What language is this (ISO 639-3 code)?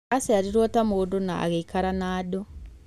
kik